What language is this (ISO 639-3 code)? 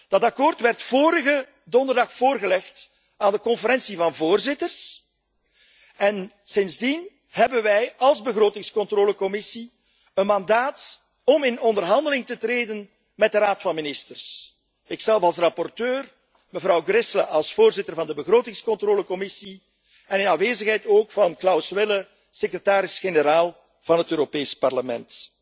nld